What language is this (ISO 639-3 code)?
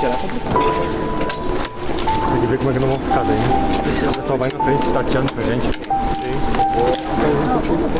por